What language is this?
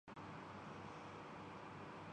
Urdu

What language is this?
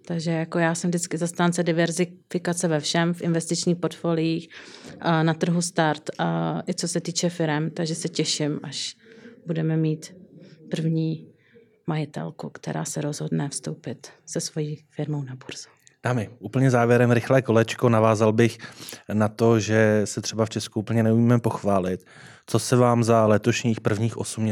Czech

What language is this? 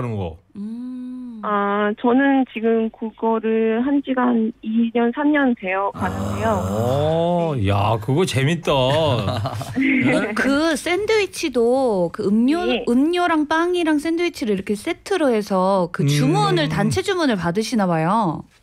Korean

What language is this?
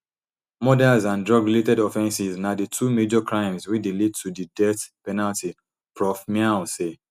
Nigerian Pidgin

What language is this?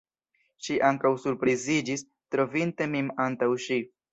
Esperanto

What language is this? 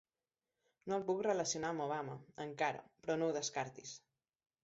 Catalan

